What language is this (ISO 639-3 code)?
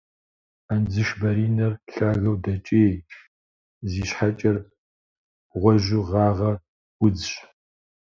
kbd